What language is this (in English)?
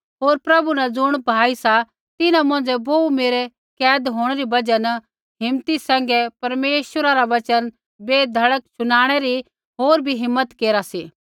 Kullu Pahari